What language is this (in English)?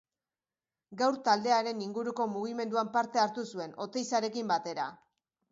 Basque